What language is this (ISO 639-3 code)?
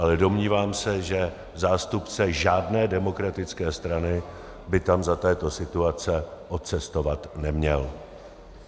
ces